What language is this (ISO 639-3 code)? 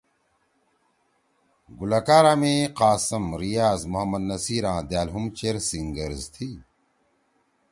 trw